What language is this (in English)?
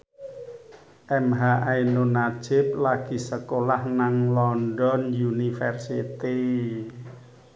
Javanese